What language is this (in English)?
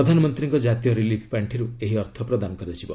Odia